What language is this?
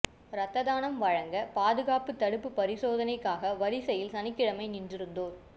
Tamil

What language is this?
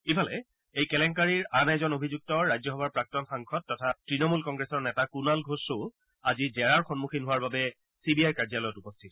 Assamese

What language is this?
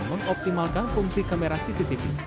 Indonesian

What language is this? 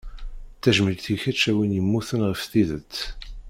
Kabyle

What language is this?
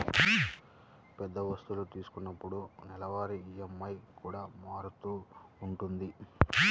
Telugu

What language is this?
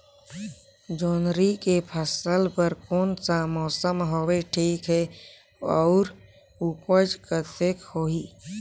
Chhattisgarhi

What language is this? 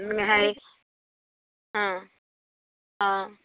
Assamese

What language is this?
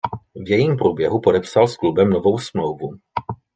Czech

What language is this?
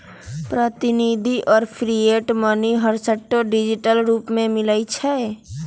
Magahi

